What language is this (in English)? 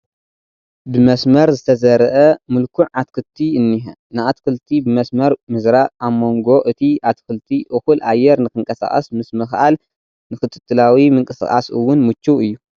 Tigrinya